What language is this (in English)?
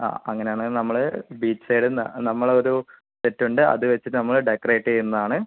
Malayalam